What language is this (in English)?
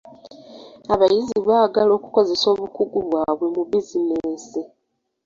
Ganda